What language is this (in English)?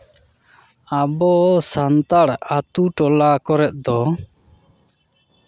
Santali